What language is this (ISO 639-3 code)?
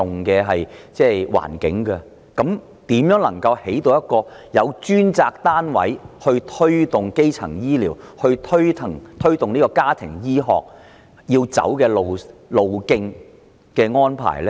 yue